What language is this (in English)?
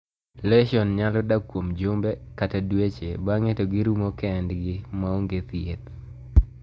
Luo (Kenya and Tanzania)